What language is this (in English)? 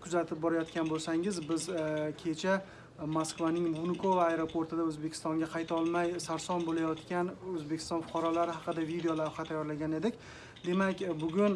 Uzbek